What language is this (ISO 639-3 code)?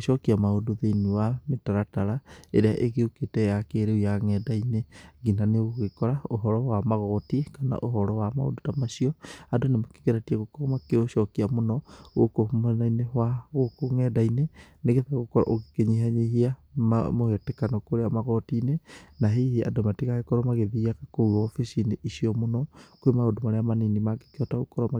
kik